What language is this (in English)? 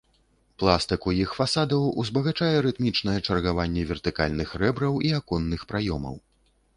Belarusian